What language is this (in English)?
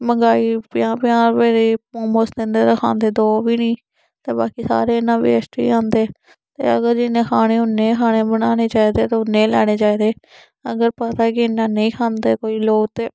Dogri